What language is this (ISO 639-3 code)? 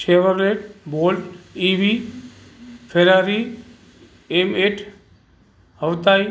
snd